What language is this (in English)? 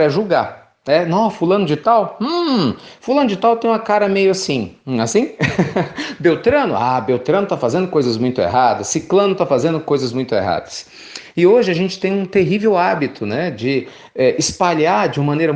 Portuguese